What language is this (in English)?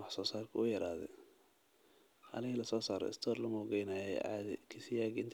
Somali